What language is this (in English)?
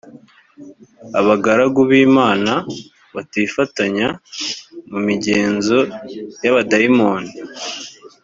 Kinyarwanda